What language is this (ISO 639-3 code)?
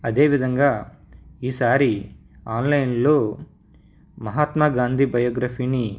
tel